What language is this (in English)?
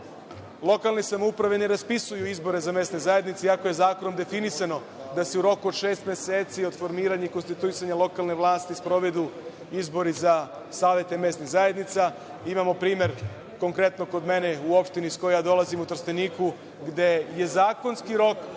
Serbian